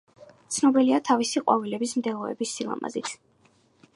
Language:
Georgian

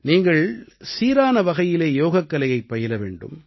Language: Tamil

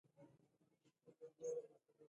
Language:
Pashto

